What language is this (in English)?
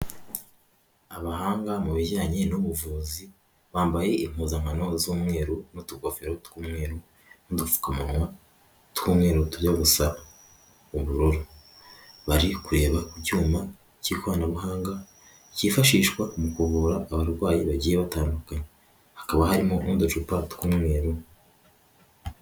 Kinyarwanda